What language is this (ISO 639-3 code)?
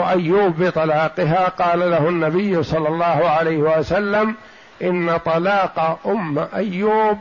ara